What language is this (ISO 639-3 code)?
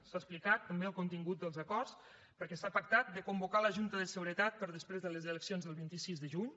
cat